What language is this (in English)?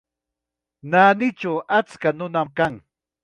Chiquián Ancash Quechua